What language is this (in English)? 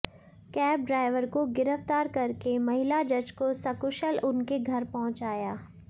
Hindi